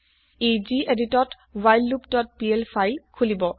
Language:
Assamese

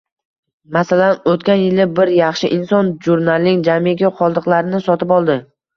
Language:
Uzbek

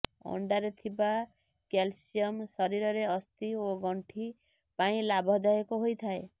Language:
Odia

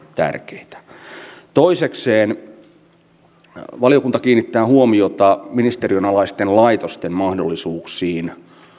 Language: Finnish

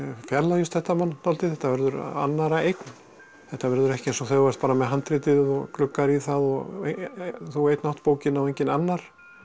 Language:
Icelandic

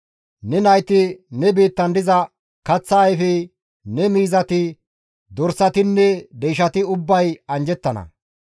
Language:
Gamo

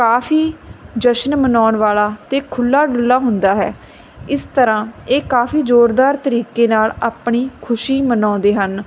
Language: Punjabi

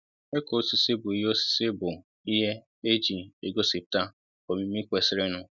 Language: Igbo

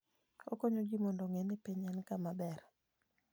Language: Luo (Kenya and Tanzania)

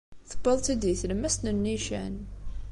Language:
Kabyle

